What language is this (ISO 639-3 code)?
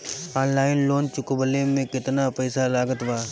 bho